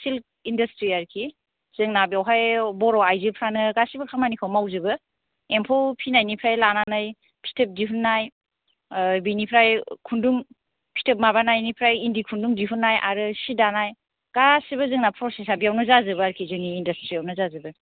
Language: Bodo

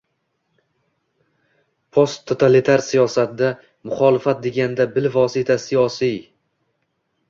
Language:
Uzbek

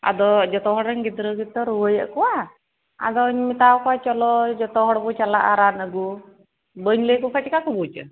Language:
Santali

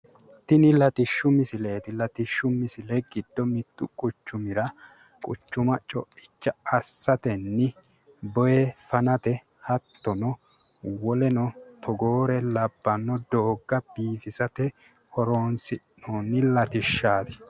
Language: Sidamo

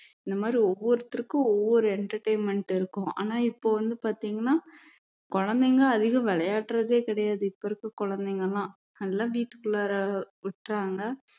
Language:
Tamil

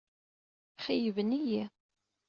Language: Kabyle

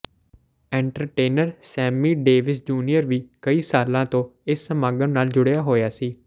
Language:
Punjabi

